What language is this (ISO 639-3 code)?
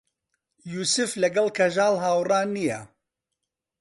ckb